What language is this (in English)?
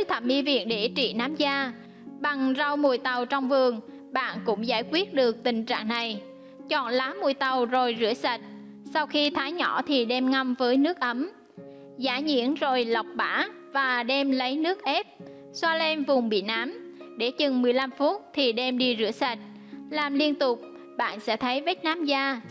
Vietnamese